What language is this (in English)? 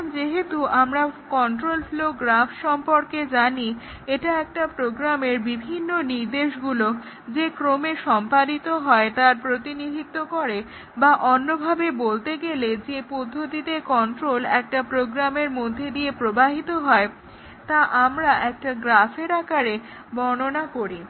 Bangla